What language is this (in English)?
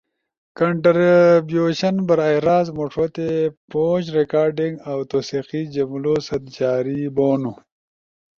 Ushojo